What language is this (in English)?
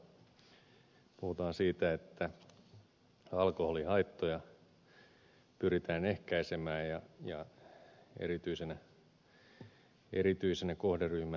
Finnish